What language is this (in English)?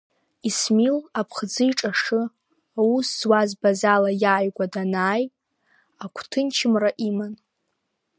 Abkhazian